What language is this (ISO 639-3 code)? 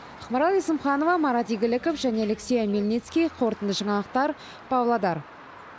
kaz